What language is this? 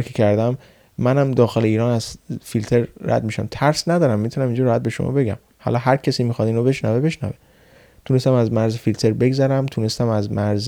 Persian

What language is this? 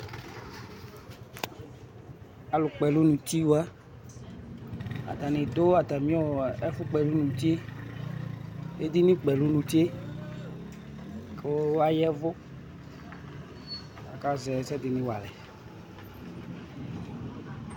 Ikposo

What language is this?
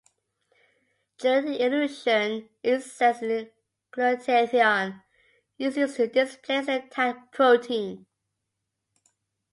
English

